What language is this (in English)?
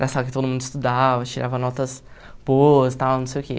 Portuguese